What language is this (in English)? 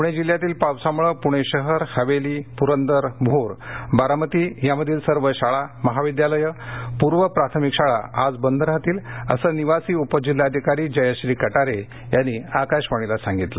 Marathi